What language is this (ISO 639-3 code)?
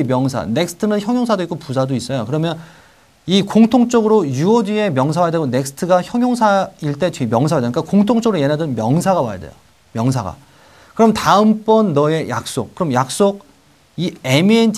kor